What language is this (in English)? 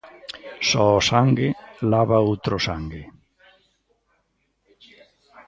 Galician